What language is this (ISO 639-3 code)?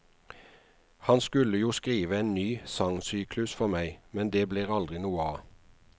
nor